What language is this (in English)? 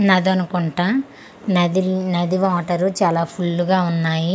Telugu